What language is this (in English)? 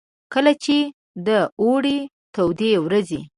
Pashto